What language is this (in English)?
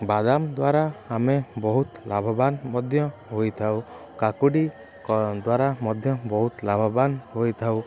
Odia